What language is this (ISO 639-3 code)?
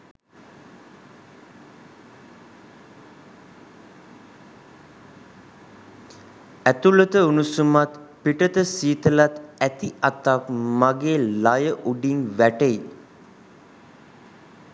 sin